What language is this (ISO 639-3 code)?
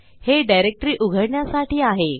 mar